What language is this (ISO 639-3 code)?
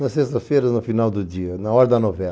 por